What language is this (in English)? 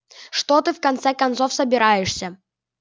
Russian